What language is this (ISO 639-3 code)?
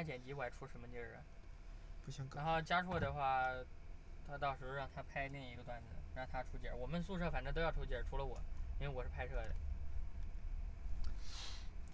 zho